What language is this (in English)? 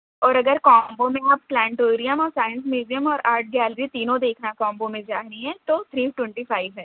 Urdu